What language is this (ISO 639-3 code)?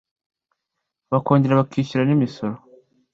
kin